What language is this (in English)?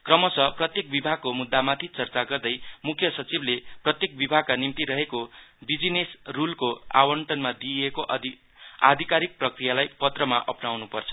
Nepali